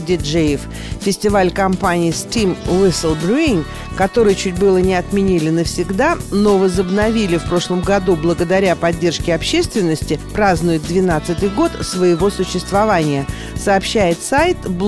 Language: Russian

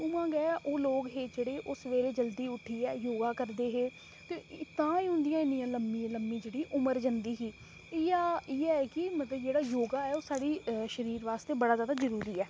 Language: Dogri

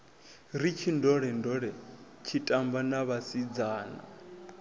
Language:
Venda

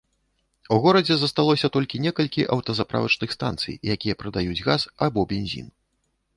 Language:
Belarusian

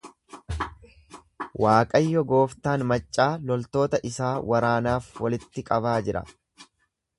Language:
Oromo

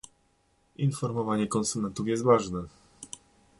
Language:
Polish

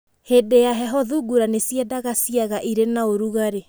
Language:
Kikuyu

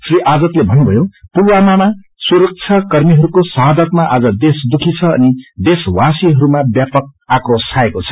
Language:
Nepali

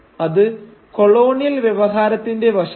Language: Malayalam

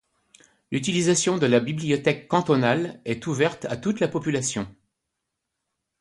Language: French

